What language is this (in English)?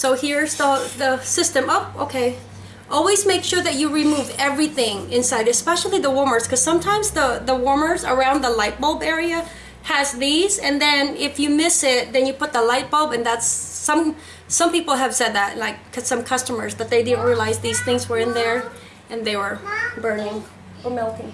English